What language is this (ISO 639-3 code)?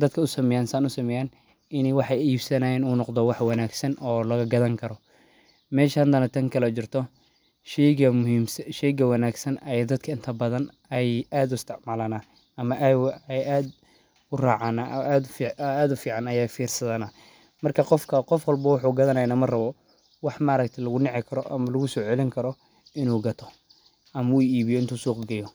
som